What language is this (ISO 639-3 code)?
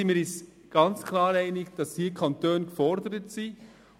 gsw